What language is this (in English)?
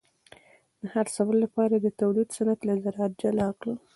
Pashto